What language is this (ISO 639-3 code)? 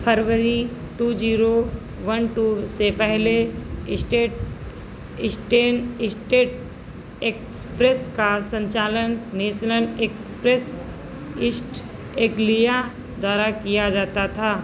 hin